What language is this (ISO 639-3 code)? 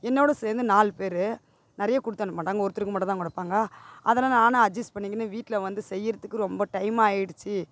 tam